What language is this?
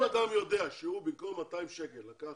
Hebrew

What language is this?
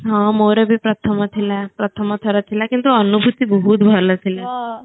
Odia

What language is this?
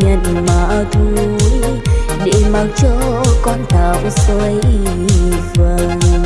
Vietnamese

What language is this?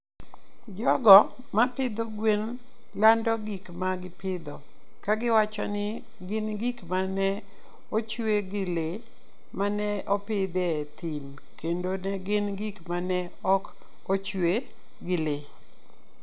Luo (Kenya and Tanzania)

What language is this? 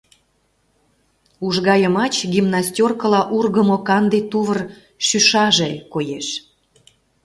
Mari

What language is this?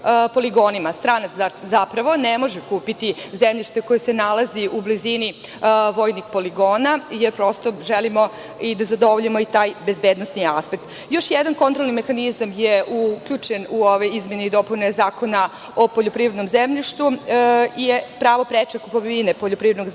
Serbian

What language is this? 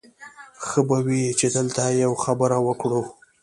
Pashto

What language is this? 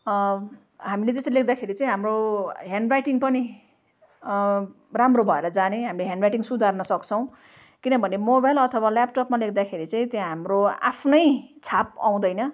Nepali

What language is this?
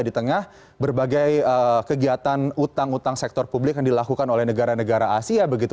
Indonesian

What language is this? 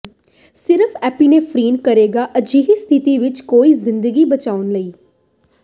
Punjabi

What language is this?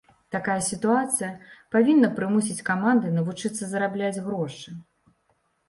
Belarusian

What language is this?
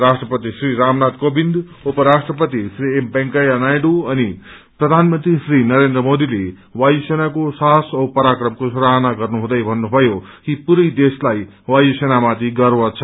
Nepali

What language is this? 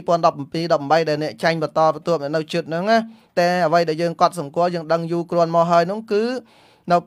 Vietnamese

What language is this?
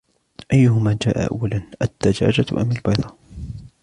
Arabic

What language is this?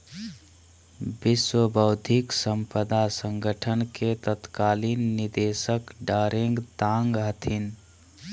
Magahi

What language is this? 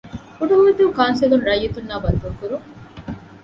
Divehi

